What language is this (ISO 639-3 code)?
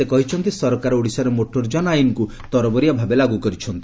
ori